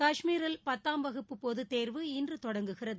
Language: Tamil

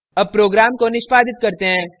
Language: Hindi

